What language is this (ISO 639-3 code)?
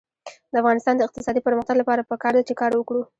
pus